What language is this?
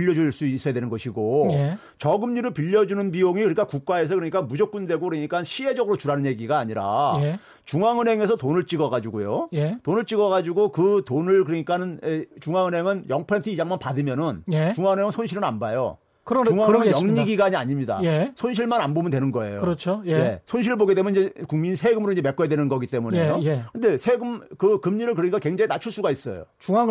Korean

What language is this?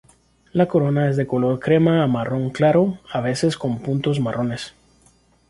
Spanish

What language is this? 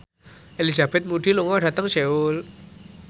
Javanese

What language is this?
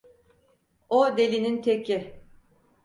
Turkish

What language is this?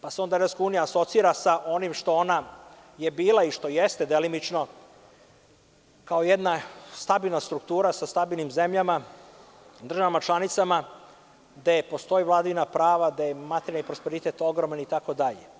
Serbian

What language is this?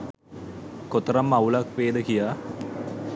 Sinhala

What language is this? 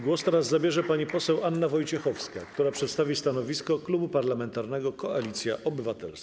Polish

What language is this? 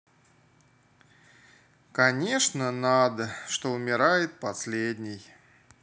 Russian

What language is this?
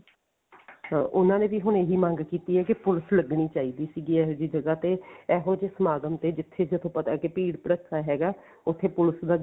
Punjabi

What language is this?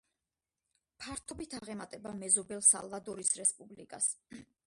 Georgian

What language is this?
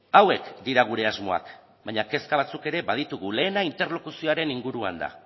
Basque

